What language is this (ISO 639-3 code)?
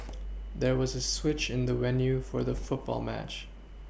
eng